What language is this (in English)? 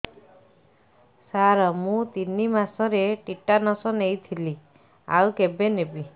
Odia